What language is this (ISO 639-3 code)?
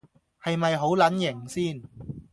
yue